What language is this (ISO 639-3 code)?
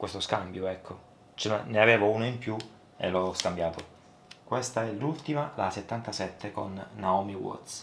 ita